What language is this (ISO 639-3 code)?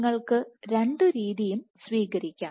mal